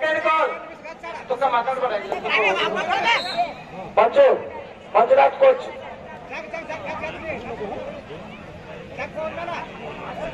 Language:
Arabic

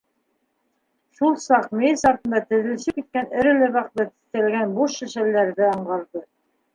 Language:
Bashkir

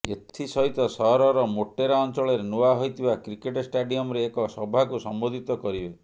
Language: Odia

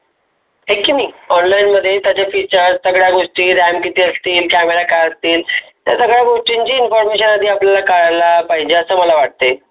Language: Marathi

